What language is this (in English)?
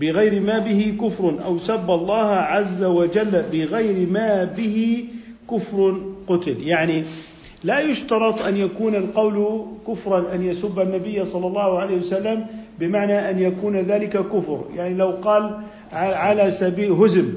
Arabic